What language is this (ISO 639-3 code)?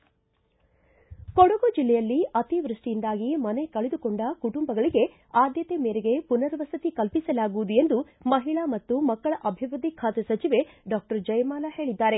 kan